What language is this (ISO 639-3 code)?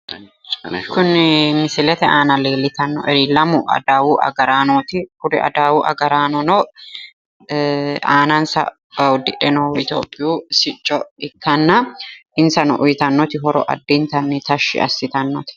sid